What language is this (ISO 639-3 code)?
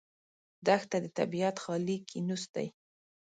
pus